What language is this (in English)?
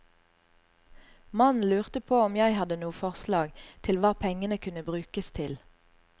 Norwegian